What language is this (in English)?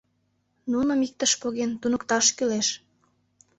Mari